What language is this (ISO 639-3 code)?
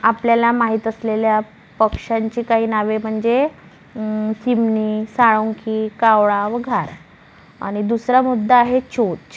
mar